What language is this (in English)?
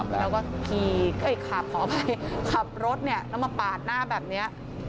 Thai